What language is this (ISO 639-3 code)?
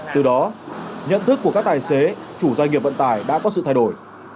vie